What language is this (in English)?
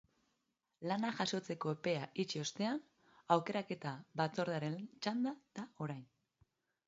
Basque